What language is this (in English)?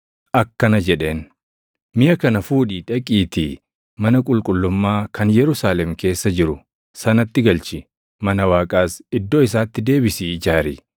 Oromo